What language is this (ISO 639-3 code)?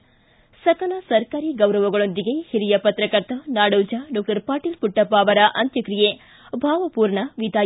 kan